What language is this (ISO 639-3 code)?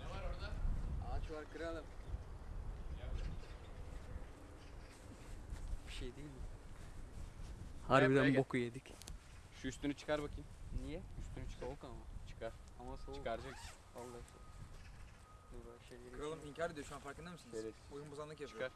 tur